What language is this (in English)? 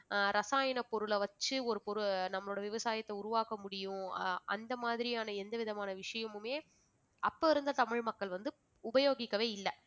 Tamil